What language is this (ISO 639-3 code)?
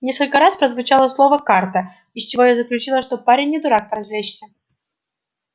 rus